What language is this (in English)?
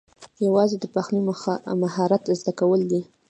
Pashto